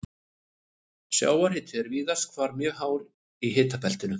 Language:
Icelandic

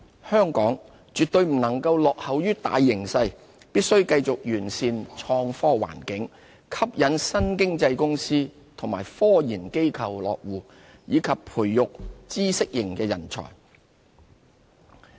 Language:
Cantonese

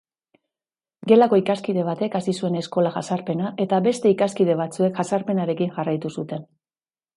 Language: Basque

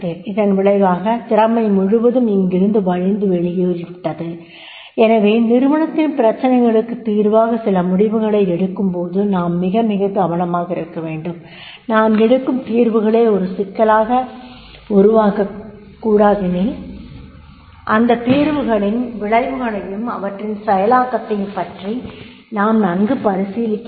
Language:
Tamil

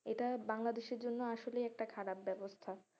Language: Bangla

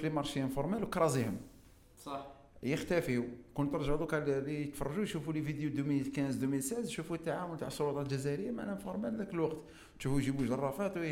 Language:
Arabic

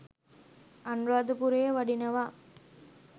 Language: Sinhala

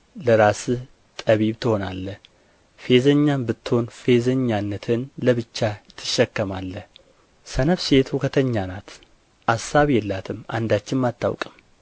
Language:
Amharic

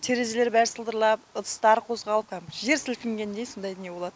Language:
Kazakh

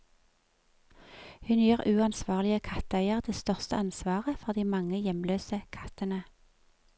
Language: Norwegian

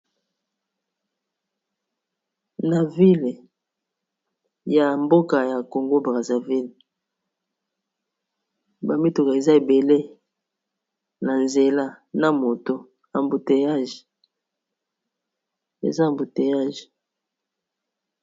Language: Lingala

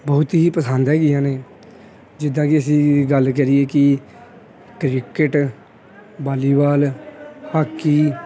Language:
Punjabi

